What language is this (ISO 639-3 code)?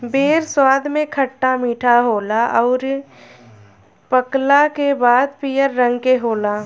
bho